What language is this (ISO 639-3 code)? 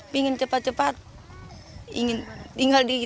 ind